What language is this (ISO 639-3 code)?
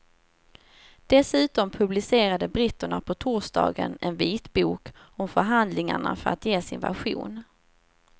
swe